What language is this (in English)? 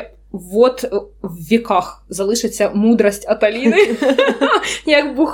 Ukrainian